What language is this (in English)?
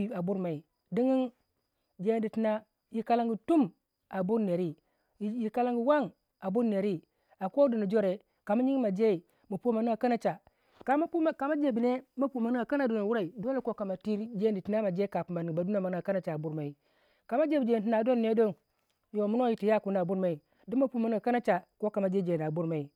Waja